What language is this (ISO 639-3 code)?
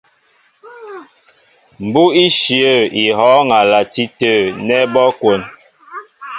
mbo